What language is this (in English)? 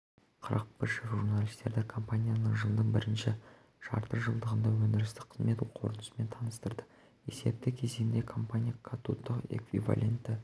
Kazakh